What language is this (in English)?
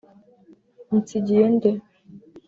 Kinyarwanda